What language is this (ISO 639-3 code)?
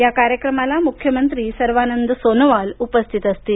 mar